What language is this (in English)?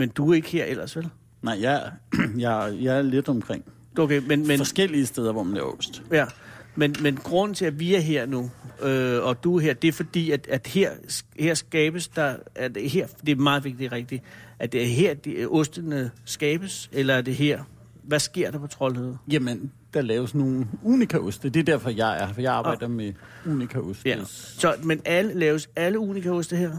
Danish